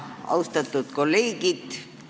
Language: Estonian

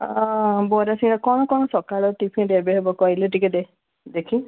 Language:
Odia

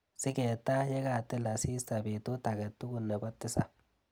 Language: Kalenjin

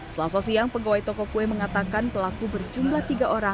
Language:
Indonesian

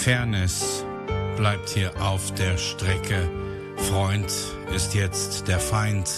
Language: German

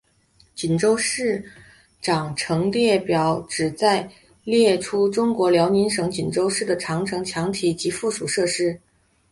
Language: Chinese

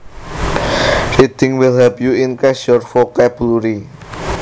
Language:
Javanese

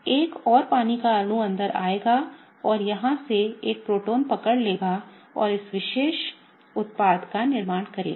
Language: Hindi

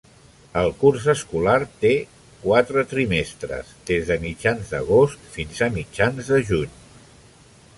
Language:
Catalan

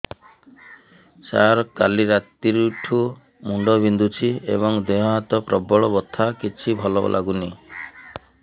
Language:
Odia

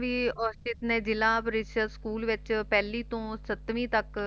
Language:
Punjabi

